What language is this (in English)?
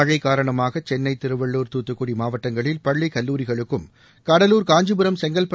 Tamil